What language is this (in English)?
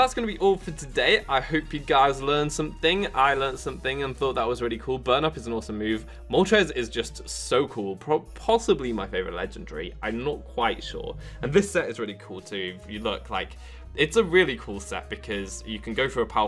English